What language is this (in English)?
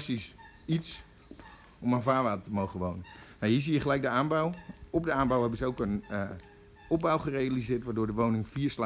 Dutch